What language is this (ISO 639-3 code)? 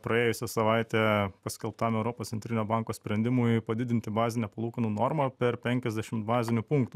lit